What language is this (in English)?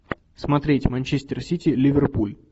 Russian